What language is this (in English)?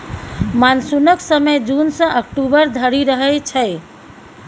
Maithili